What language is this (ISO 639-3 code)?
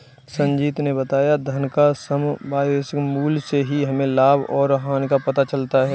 hin